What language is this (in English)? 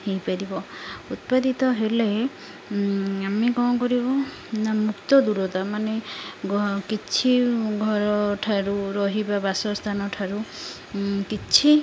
Odia